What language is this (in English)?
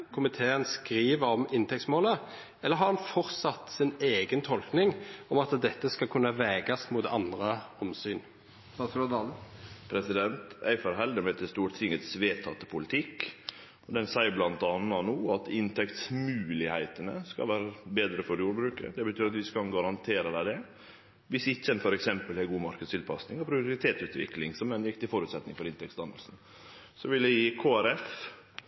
Norwegian Nynorsk